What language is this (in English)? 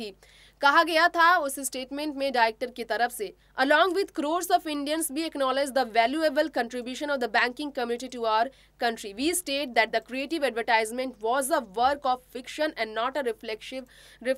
Hindi